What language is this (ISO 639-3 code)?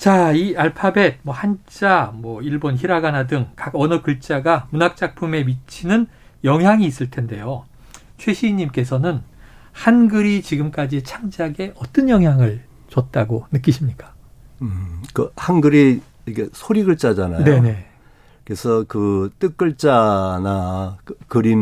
kor